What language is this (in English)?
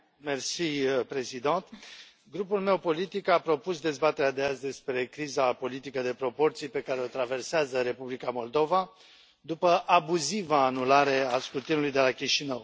Romanian